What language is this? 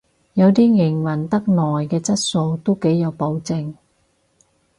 Cantonese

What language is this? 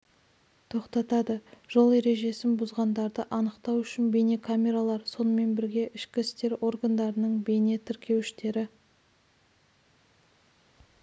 Kazakh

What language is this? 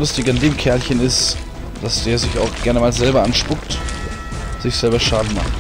German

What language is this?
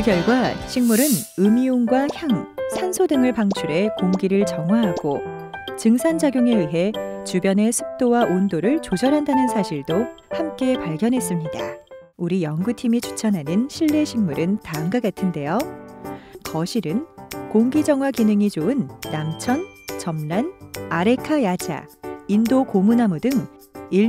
Korean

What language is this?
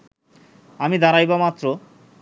Bangla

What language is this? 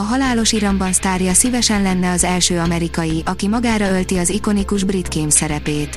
Hungarian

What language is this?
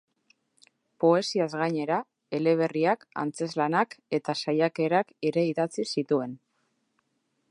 Basque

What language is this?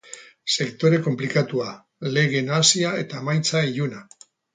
Basque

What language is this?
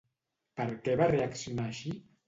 Catalan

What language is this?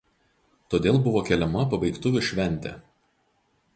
Lithuanian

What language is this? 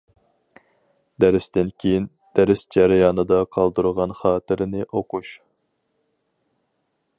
Uyghur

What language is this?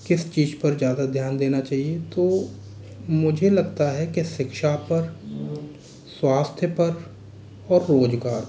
Hindi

